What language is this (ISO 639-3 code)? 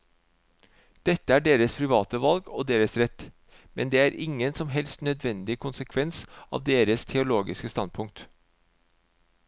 nor